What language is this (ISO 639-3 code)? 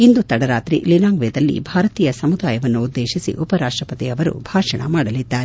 kan